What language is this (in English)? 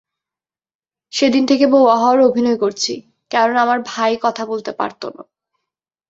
Bangla